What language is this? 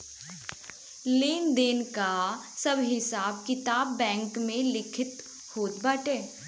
Bhojpuri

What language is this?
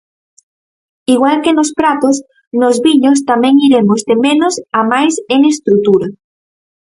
Galician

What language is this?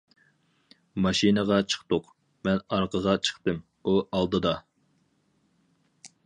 Uyghur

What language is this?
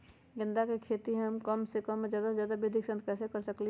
Magahi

